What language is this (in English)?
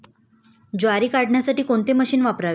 Marathi